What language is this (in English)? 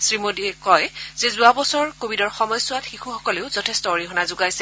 Assamese